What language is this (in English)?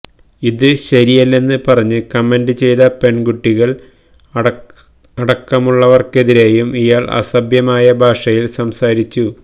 Malayalam